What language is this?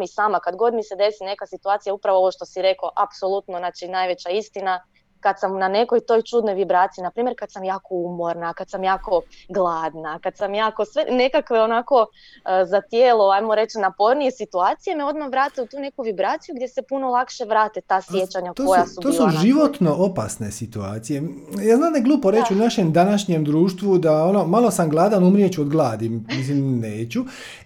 Croatian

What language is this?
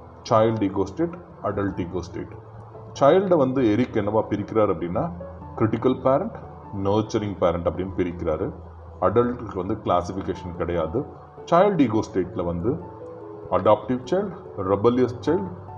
Tamil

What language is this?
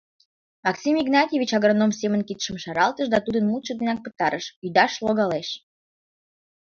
Mari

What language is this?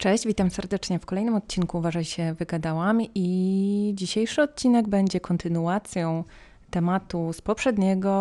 Polish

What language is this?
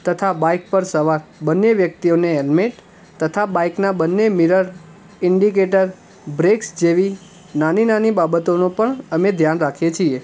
Gujarati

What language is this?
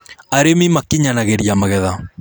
Kikuyu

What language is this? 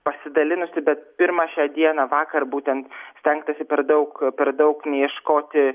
Lithuanian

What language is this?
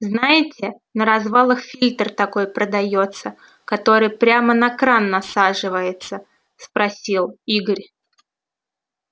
Russian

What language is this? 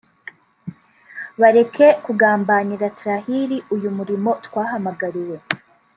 Kinyarwanda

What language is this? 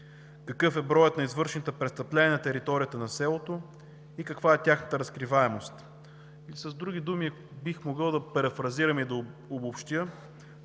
Bulgarian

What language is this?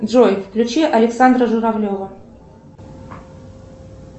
Russian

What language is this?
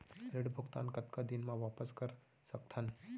Chhattisgarhi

